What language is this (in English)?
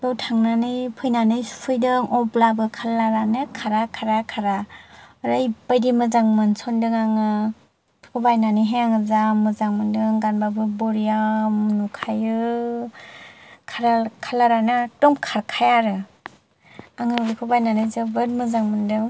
Bodo